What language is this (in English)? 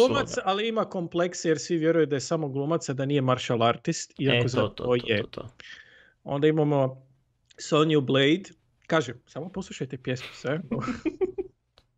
Croatian